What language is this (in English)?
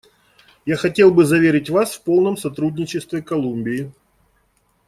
Russian